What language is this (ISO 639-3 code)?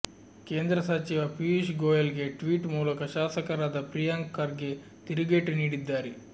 kan